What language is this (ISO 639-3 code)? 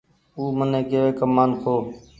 gig